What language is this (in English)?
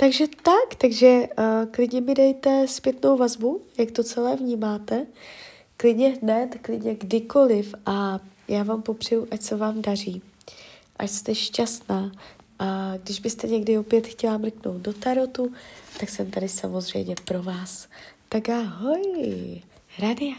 Czech